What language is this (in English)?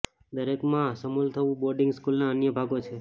Gujarati